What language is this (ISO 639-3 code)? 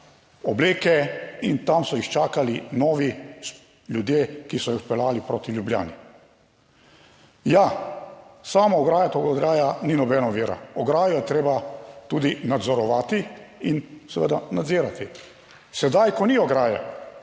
slv